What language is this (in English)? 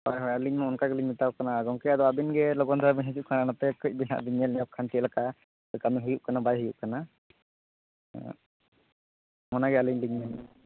Santali